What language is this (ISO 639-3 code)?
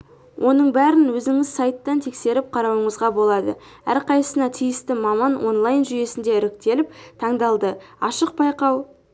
kaz